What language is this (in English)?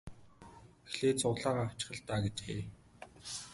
Mongolian